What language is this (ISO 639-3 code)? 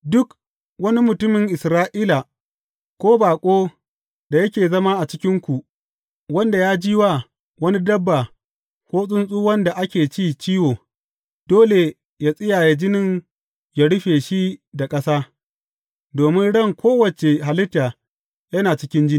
hau